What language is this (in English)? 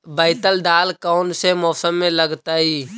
Magahi